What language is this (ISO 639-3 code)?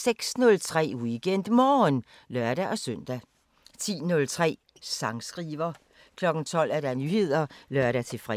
dan